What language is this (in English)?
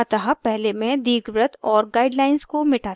Hindi